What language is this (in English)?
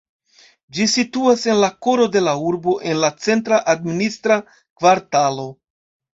Esperanto